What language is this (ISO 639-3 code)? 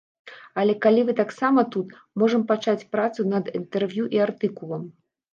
bel